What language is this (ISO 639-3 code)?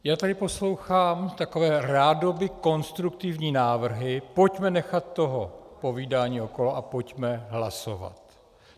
ces